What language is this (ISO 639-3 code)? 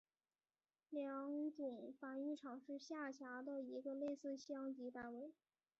zho